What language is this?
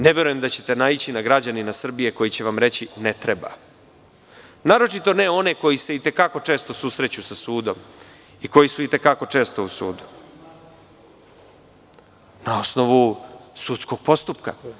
Serbian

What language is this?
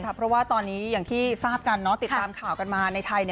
Thai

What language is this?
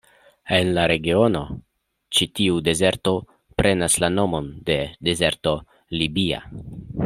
Esperanto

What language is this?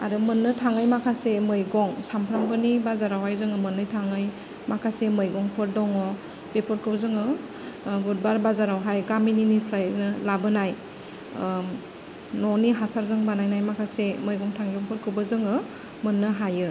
Bodo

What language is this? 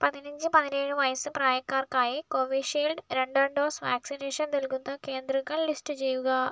Malayalam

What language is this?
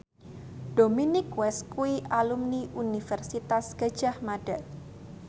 Javanese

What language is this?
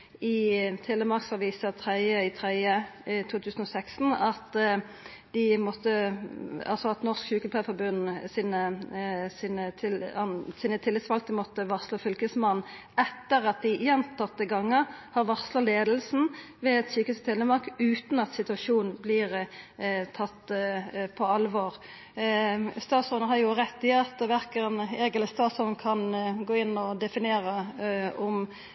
Norwegian Nynorsk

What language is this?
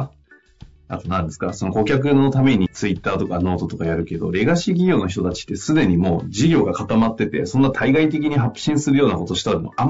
Japanese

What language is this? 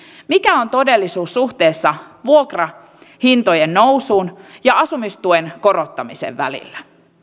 Finnish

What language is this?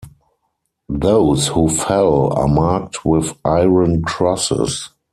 English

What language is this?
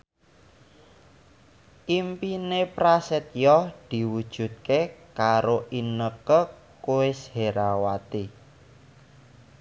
Javanese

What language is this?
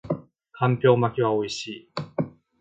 Japanese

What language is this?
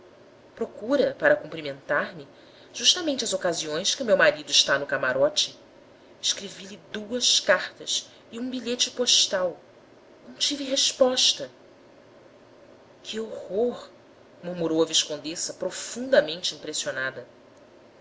Portuguese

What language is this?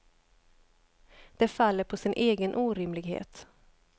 Swedish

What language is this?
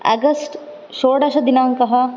Sanskrit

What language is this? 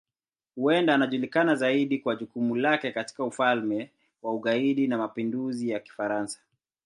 Swahili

